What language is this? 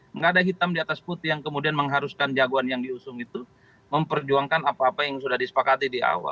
Indonesian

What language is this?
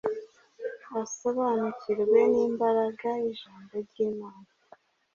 Kinyarwanda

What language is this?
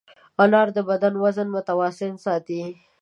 Pashto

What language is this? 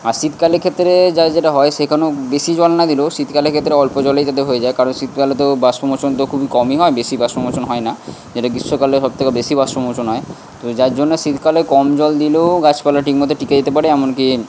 Bangla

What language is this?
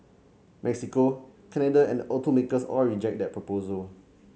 English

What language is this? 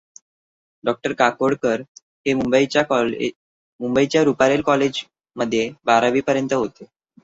Marathi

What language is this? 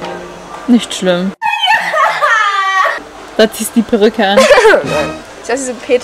German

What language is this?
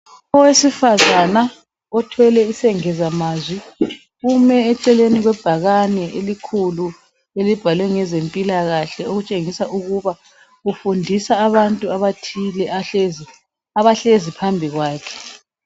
North Ndebele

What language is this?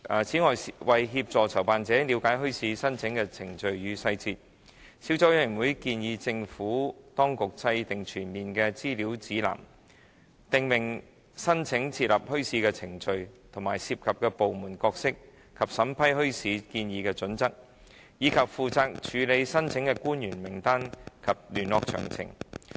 Cantonese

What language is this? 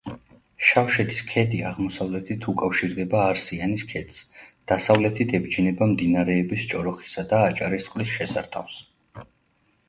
Georgian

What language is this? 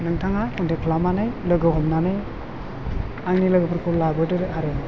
Bodo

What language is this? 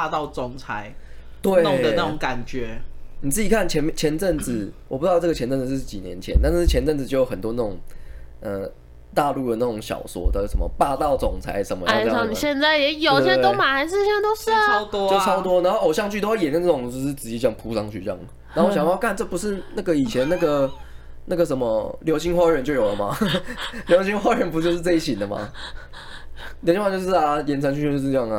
Chinese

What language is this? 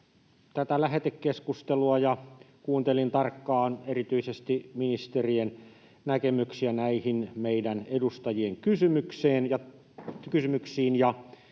Finnish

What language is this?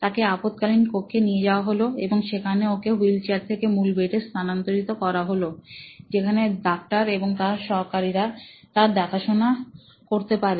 Bangla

